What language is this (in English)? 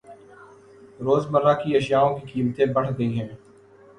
Urdu